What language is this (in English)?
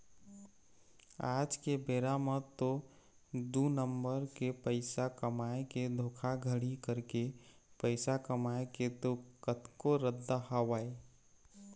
Chhattisgarhi